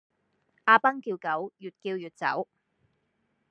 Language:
Cantonese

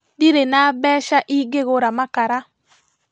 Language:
Kikuyu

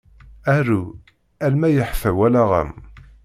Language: Kabyle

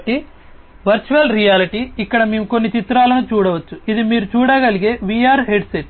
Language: Telugu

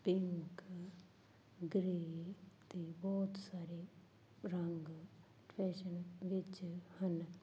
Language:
Punjabi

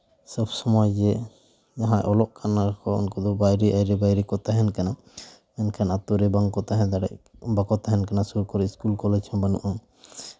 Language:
Santali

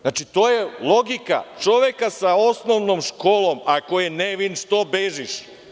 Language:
Serbian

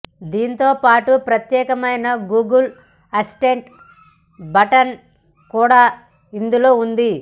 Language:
Telugu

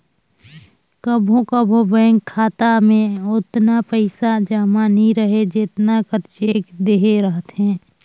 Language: Chhattisgarhi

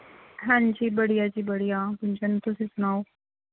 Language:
Punjabi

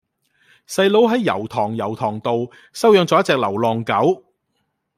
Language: Cantonese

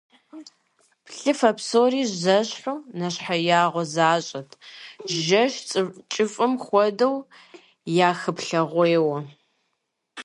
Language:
Kabardian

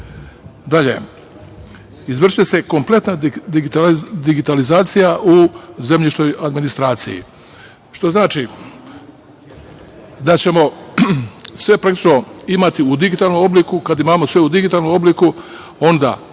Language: Serbian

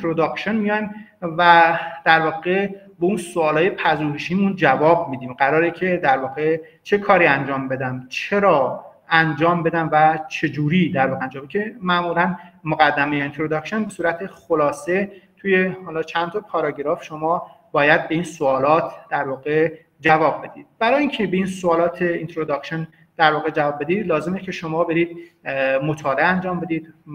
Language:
Persian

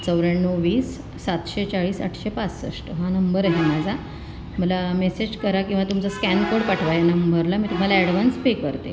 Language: Marathi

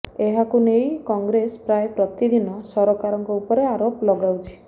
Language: Odia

